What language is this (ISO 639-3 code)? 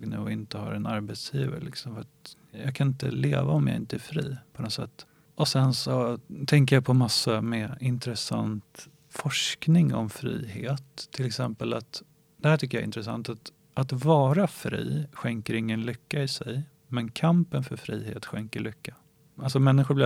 swe